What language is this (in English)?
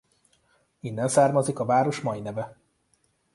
Hungarian